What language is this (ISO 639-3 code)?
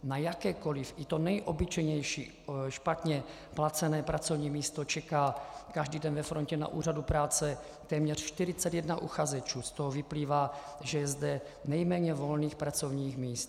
ces